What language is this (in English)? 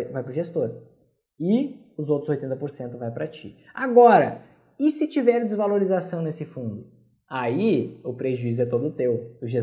Portuguese